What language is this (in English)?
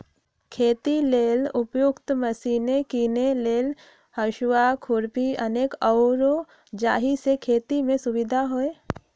Magahi